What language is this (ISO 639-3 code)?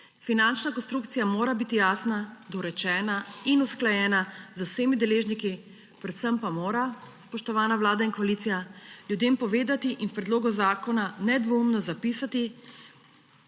slv